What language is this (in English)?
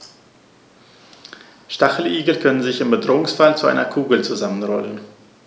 German